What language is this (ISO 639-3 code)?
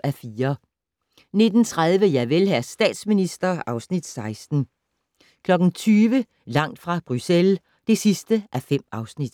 dan